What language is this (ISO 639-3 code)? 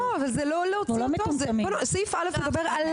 heb